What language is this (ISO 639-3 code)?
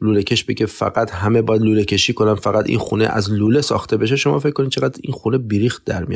fas